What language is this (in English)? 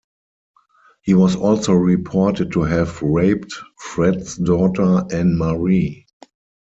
English